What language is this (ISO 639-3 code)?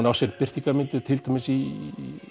isl